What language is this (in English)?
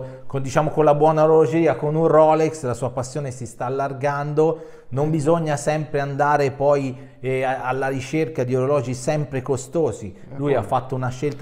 Italian